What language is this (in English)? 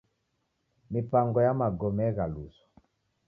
Taita